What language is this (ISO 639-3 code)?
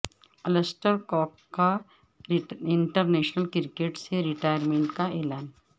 urd